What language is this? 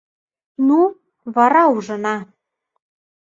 Mari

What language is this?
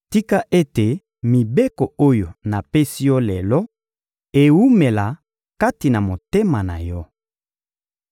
Lingala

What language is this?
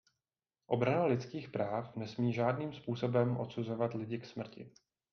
Czech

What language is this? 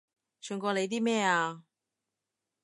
Cantonese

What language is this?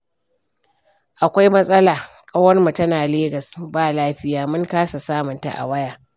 Hausa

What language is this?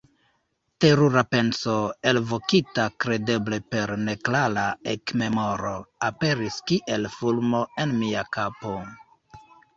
Esperanto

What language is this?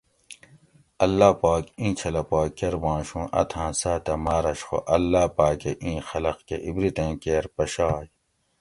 Gawri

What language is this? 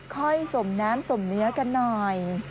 Thai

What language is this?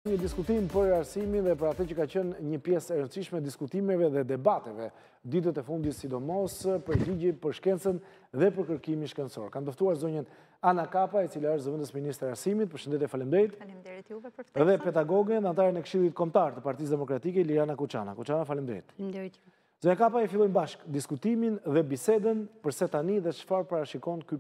Romanian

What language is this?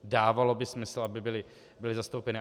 Czech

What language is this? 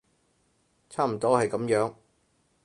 Cantonese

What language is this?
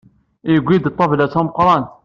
Kabyle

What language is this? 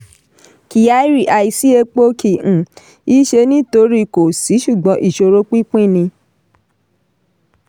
Yoruba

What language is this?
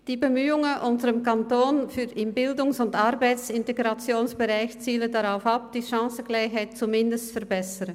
Swiss German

